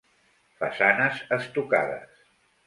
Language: Catalan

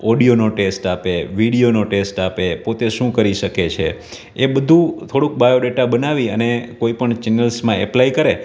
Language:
Gujarati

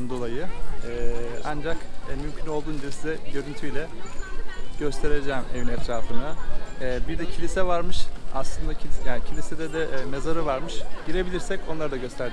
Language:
Turkish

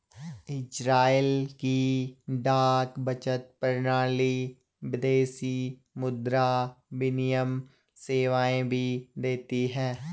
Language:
Hindi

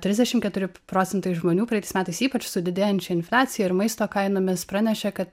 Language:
Lithuanian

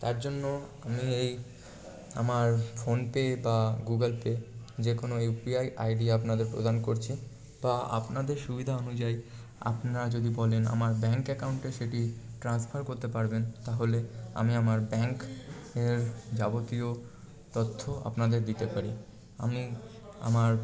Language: Bangla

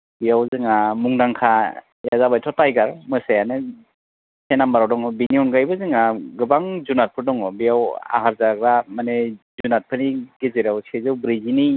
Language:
Bodo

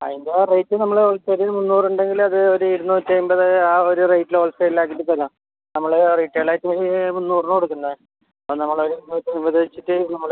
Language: Malayalam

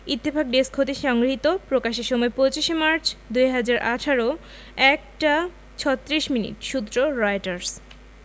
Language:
Bangla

